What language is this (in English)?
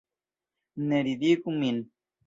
Esperanto